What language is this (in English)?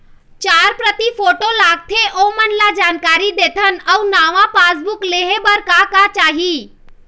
Chhattisgarhi